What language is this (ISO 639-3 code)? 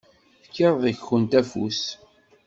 kab